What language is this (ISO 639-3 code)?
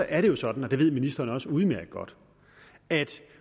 dan